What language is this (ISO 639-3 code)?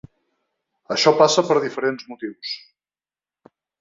cat